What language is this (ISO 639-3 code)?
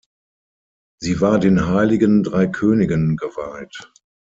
deu